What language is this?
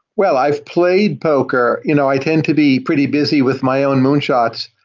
English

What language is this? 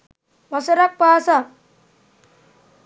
Sinhala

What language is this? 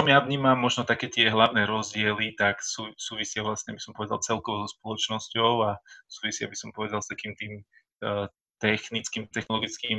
Slovak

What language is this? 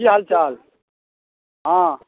Maithili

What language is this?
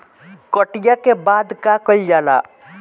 Bhojpuri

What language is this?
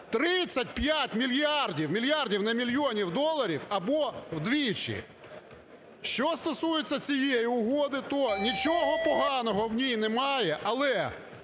Ukrainian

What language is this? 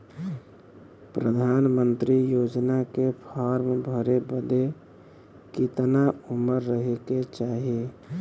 Bhojpuri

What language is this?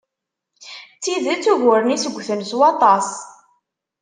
Kabyle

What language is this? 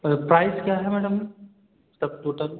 Hindi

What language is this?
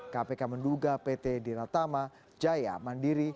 Indonesian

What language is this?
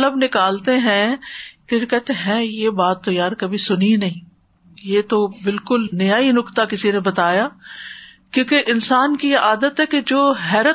Urdu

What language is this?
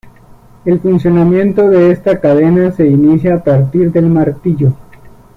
Spanish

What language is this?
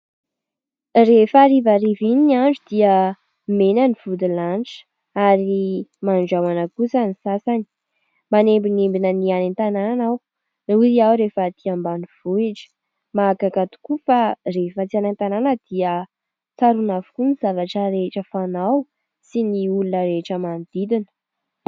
Malagasy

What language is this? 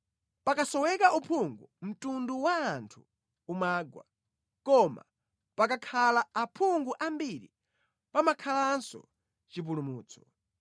Nyanja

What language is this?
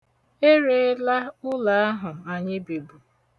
Igbo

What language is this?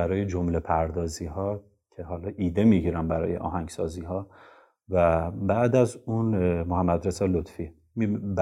Persian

